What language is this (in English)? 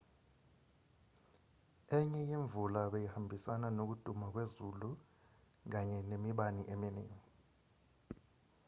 Zulu